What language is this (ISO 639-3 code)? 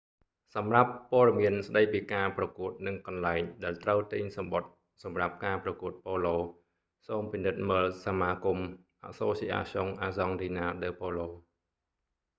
khm